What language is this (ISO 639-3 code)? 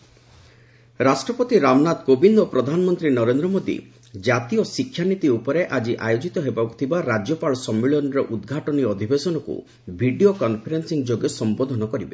ori